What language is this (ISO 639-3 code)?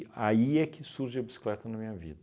por